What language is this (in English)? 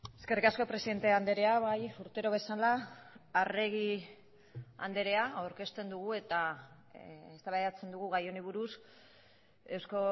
Basque